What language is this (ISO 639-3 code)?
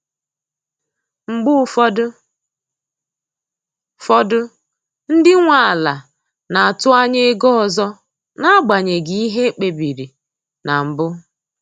ibo